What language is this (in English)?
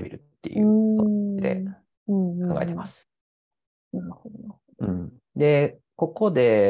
Japanese